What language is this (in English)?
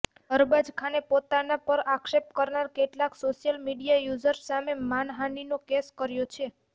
Gujarati